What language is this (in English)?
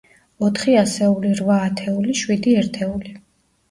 Georgian